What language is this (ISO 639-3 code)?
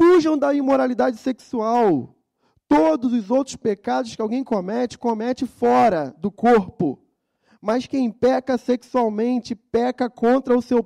por